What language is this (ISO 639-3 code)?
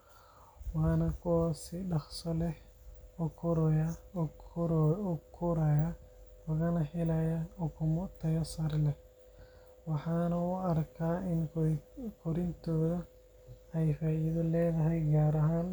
som